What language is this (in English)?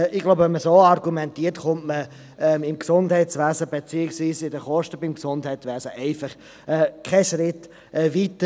Swiss German